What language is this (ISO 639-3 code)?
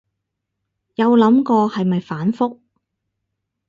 yue